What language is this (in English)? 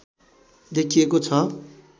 Nepali